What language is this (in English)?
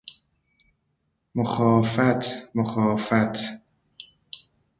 Persian